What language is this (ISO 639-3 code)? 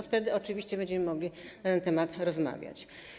pol